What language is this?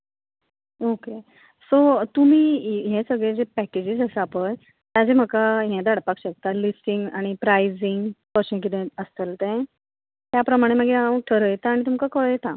Konkani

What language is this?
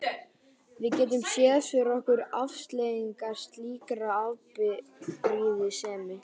Icelandic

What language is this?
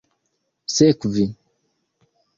Esperanto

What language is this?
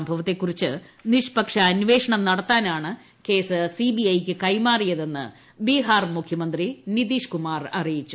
Malayalam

